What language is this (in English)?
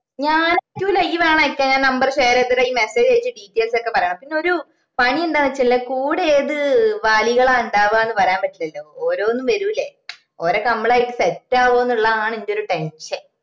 Malayalam